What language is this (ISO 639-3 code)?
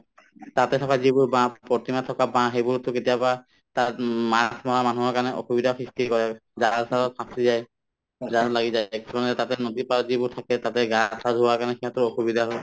asm